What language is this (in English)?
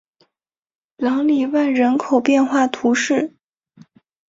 Chinese